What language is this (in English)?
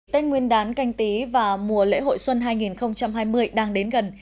Vietnamese